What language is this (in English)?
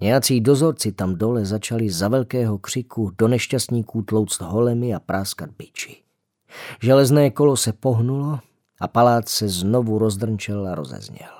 Czech